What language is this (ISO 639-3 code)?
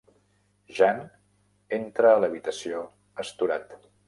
cat